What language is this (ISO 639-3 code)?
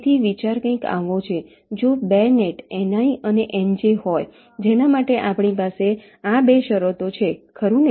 guj